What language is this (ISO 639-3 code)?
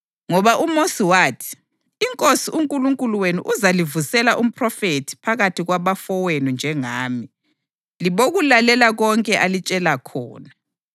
nde